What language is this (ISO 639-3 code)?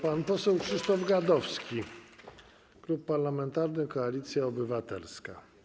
pol